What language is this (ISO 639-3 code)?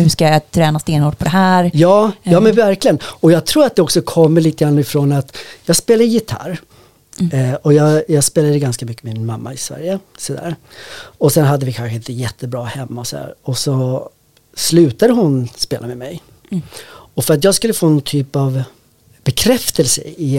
swe